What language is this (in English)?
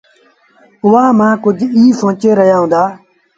Sindhi Bhil